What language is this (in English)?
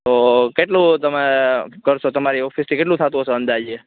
Gujarati